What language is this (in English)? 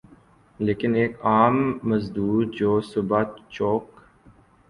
Urdu